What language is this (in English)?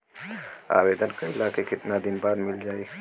Bhojpuri